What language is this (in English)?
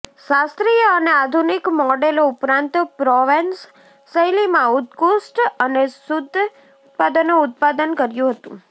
Gujarati